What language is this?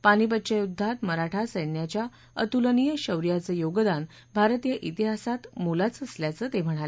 Marathi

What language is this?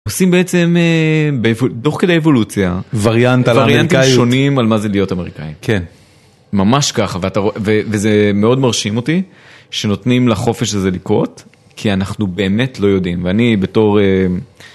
Hebrew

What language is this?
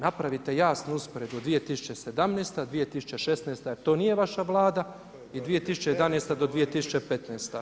Croatian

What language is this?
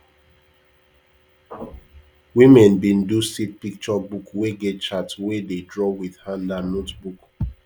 Nigerian Pidgin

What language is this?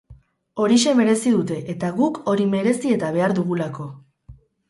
Basque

